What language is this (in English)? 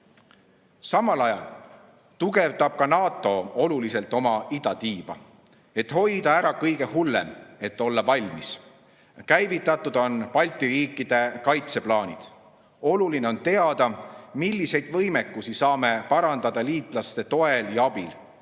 Estonian